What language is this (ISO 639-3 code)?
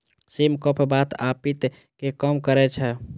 mai